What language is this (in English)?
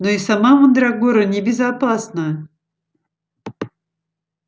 Russian